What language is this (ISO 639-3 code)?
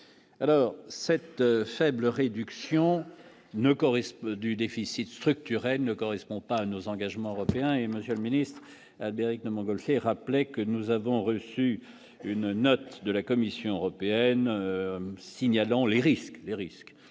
fra